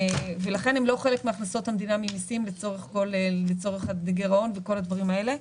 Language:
Hebrew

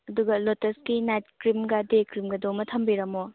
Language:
Manipuri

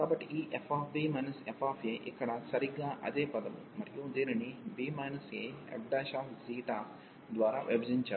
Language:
Telugu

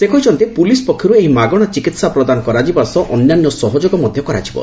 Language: Odia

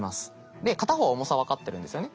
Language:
Japanese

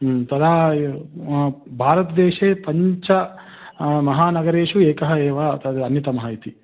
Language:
Sanskrit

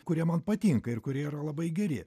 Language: Lithuanian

